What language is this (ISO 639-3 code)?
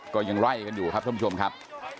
tha